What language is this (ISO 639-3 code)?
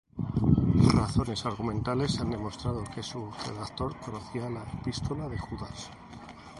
spa